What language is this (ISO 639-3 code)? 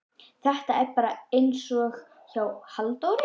isl